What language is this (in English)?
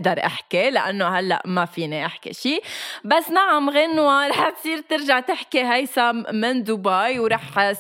Arabic